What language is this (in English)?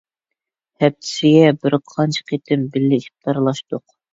Uyghur